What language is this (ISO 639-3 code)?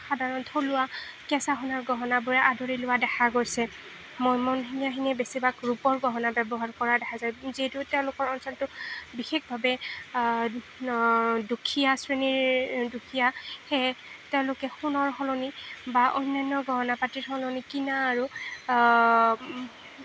asm